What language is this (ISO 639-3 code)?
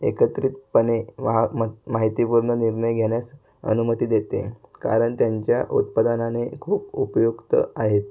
mar